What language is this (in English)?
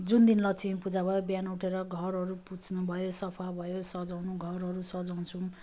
Nepali